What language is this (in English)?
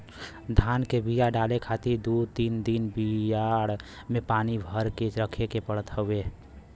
Bhojpuri